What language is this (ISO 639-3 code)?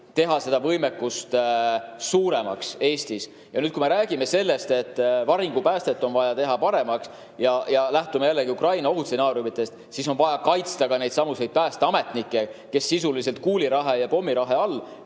est